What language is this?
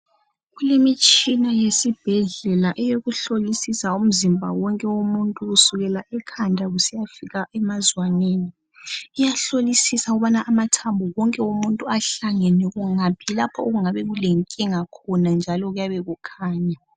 North Ndebele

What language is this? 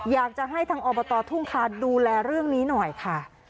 Thai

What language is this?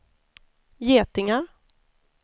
Swedish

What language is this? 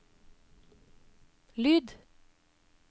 Norwegian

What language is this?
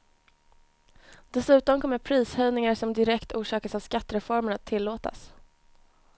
Swedish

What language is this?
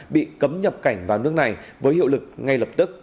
Vietnamese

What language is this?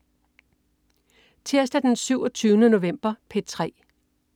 Danish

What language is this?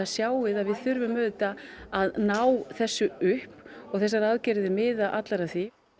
Icelandic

